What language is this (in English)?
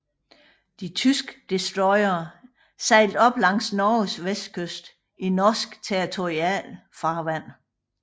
Danish